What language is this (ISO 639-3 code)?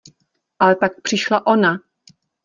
ces